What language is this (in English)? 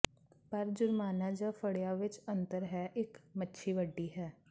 Punjabi